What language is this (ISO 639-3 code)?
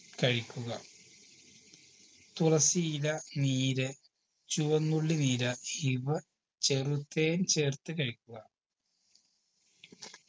mal